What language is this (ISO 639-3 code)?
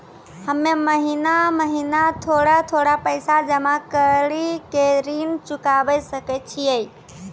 mai